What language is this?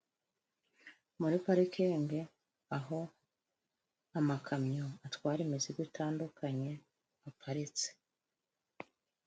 Kinyarwanda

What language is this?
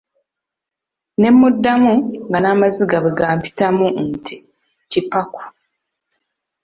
Ganda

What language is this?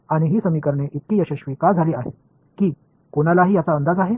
Marathi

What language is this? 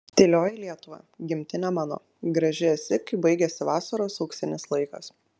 Lithuanian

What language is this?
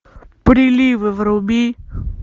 Russian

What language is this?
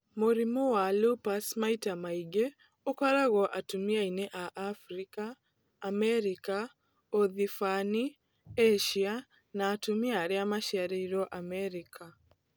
Kikuyu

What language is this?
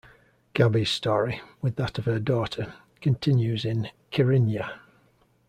English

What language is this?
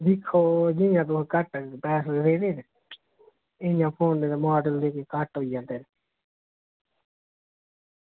Dogri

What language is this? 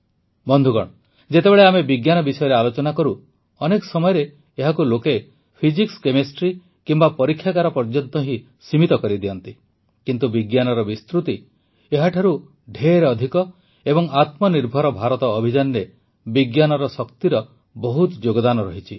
Odia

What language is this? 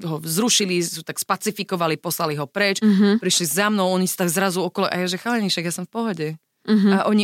Slovak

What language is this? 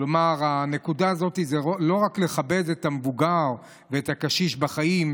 Hebrew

